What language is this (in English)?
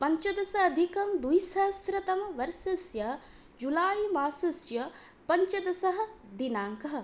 Sanskrit